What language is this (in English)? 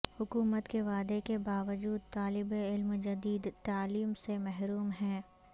Urdu